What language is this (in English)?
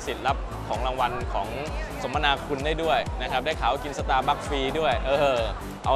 Thai